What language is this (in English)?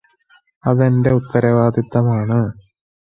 Malayalam